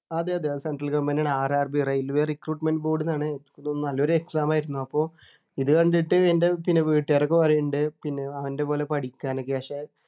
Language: Malayalam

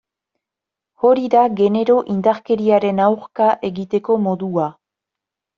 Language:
Basque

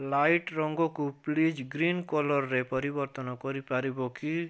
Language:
Odia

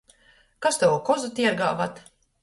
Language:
Latgalian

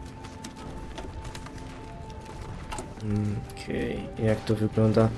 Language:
Polish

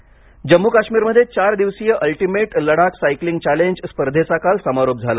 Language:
Marathi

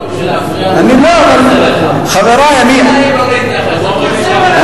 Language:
Hebrew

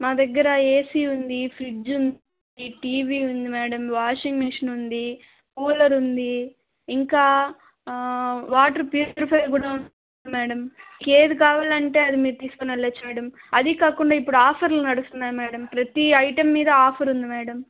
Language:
Telugu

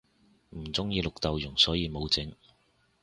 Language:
Cantonese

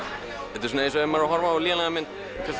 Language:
Icelandic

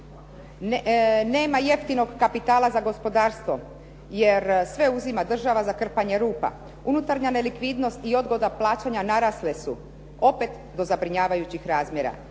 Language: Croatian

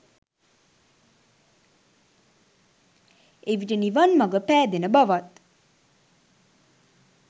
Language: Sinhala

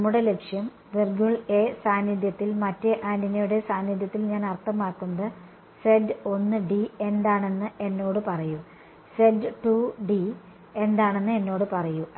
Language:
Malayalam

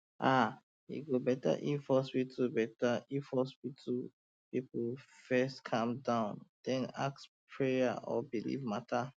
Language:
Nigerian Pidgin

